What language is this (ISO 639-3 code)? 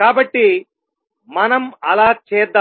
tel